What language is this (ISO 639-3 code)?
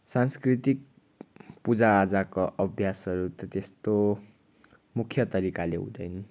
nep